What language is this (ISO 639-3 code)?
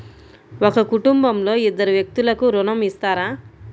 tel